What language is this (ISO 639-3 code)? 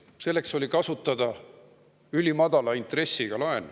est